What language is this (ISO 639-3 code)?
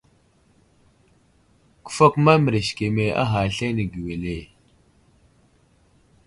udl